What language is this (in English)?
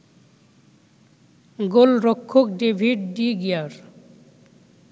Bangla